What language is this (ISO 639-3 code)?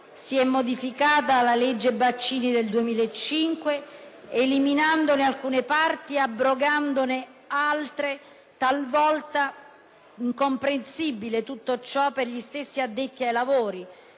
ita